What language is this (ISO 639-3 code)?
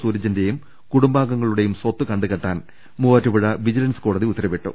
mal